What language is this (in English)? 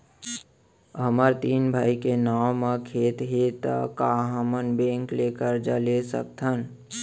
Chhattisgarhi